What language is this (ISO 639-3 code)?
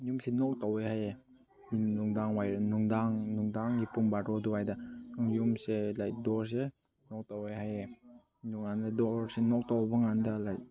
mni